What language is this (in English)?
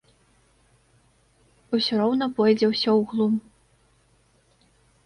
Belarusian